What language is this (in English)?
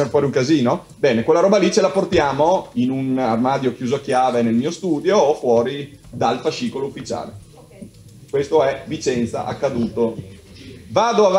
Italian